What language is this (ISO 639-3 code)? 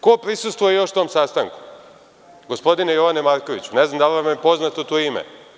srp